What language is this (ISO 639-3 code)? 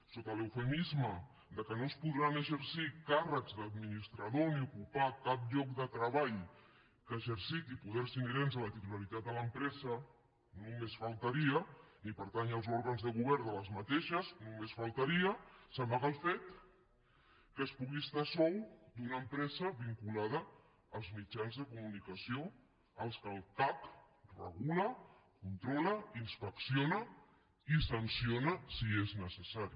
cat